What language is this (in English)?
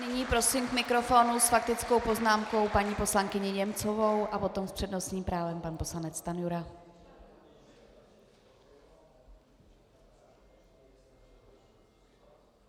Czech